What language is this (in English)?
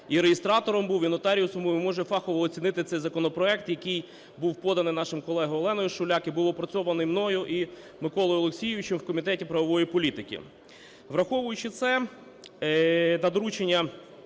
Ukrainian